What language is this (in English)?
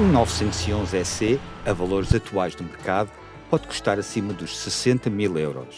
Portuguese